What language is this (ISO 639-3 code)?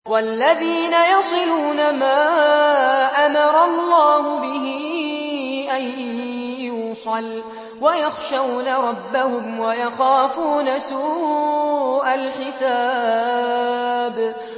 ara